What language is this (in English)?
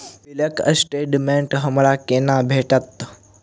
Maithili